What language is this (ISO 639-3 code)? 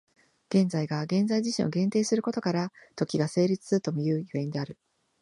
jpn